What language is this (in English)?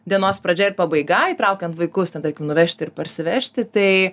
Lithuanian